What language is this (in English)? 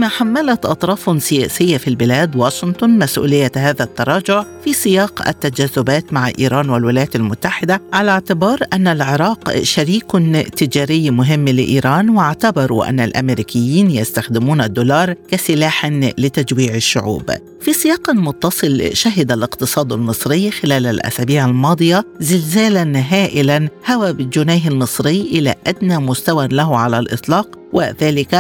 Arabic